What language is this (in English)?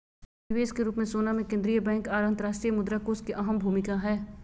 Magahi